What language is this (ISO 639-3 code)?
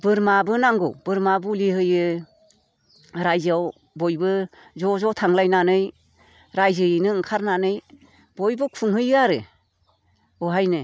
brx